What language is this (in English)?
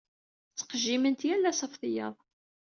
Kabyle